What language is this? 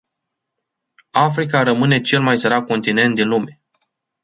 Romanian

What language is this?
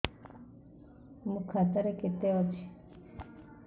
Odia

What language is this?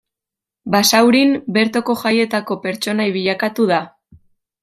Basque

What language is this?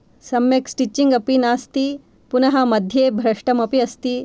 Sanskrit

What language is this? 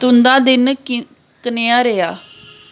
Dogri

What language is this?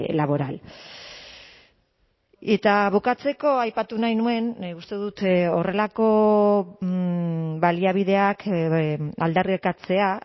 Basque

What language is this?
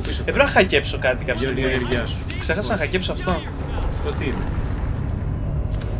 Greek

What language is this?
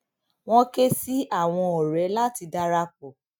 Yoruba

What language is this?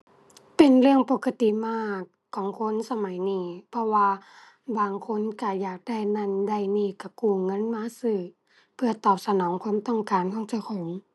Thai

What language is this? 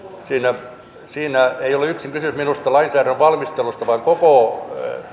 Finnish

